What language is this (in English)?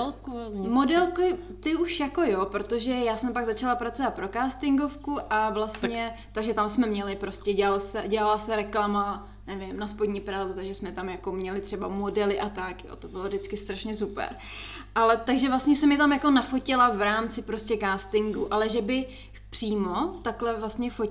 Czech